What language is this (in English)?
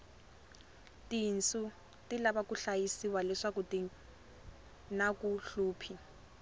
Tsonga